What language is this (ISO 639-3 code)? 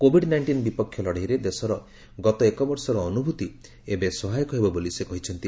ori